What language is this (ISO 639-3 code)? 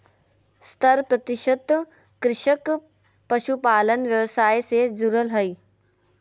mag